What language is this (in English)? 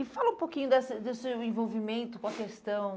Portuguese